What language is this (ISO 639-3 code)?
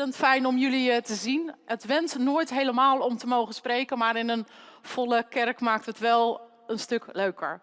nld